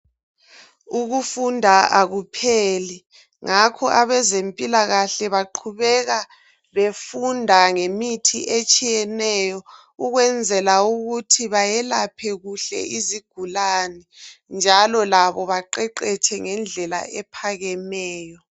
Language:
North Ndebele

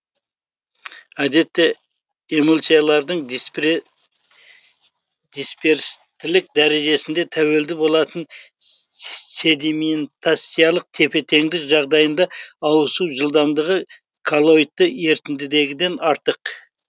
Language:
Kazakh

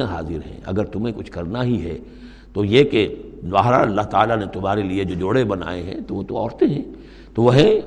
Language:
Urdu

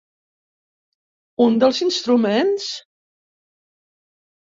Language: Catalan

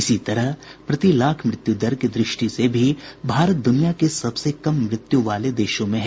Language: Hindi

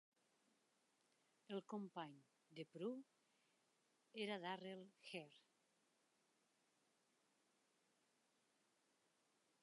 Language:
Catalan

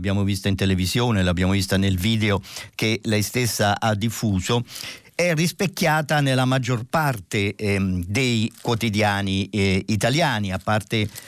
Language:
Italian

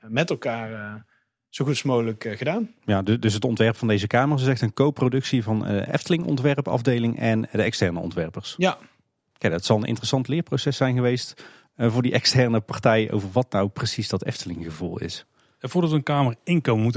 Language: Dutch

